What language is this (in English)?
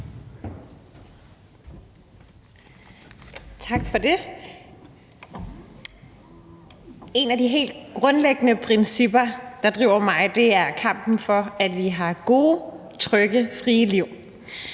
Danish